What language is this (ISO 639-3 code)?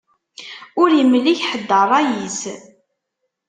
kab